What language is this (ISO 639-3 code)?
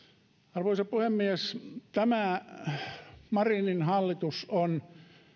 fin